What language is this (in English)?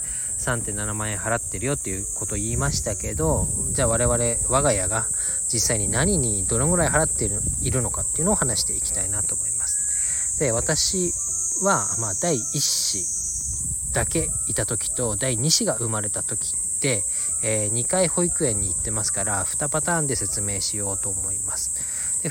Japanese